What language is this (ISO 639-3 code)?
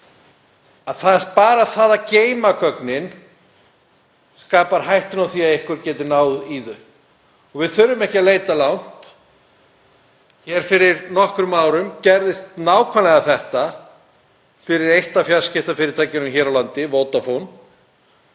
isl